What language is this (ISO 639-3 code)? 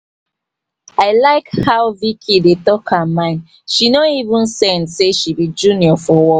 pcm